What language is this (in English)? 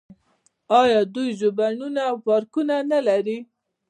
Pashto